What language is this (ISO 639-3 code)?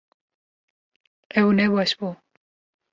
kur